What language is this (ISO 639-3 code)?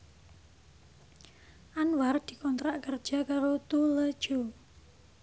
jav